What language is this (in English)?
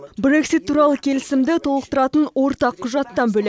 Kazakh